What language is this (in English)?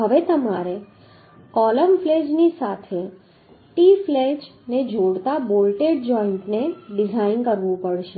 Gujarati